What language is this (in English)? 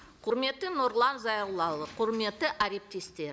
Kazakh